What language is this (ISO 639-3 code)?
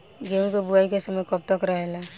bho